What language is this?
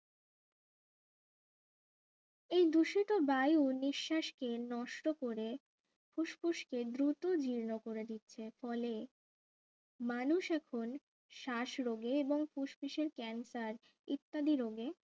Bangla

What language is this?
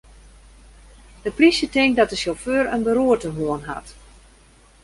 Western Frisian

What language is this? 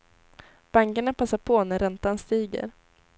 Swedish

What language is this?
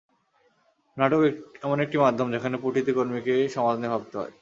Bangla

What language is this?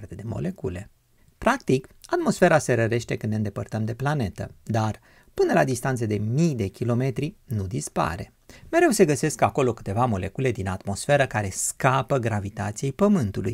Romanian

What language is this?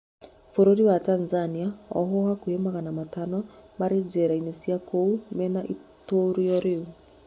Kikuyu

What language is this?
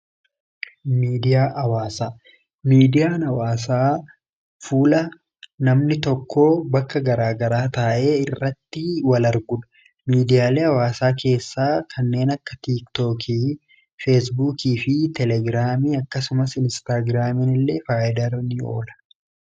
Oromo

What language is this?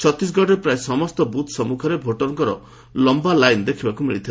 Odia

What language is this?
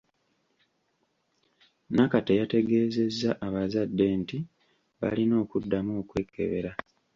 Ganda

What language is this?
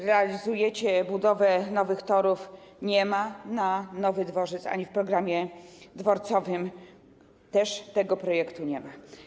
Polish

